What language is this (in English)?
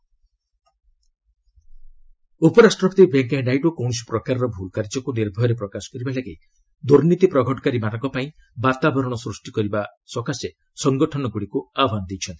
Odia